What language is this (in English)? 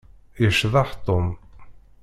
Kabyle